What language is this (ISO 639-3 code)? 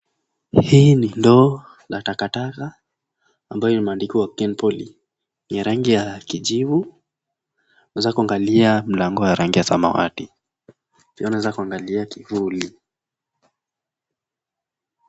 swa